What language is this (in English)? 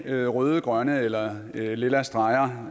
Danish